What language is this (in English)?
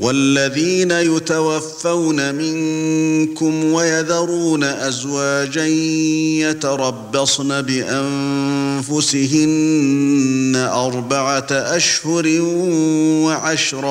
Arabic